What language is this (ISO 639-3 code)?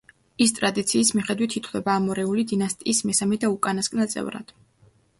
kat